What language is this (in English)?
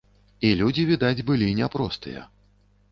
Belarusian